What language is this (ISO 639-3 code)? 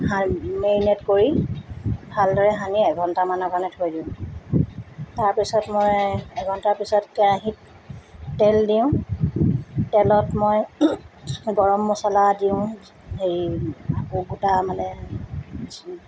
asm